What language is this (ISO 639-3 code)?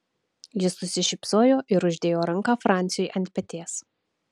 lit